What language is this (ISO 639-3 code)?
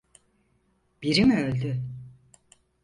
tur